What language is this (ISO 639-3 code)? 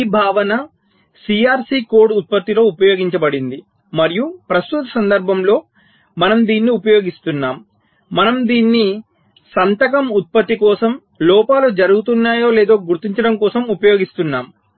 tel